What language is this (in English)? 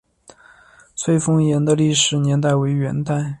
Chinese